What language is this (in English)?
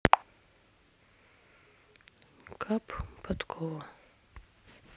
Russian